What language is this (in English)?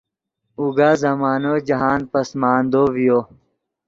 Yidgha